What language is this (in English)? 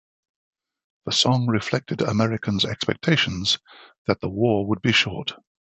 English